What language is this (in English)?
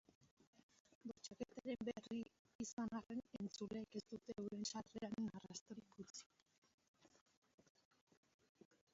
Basque